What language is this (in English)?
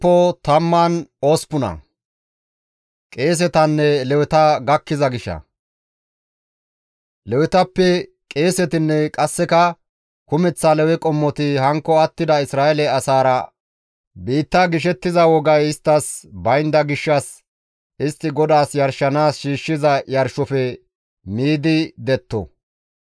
Gamo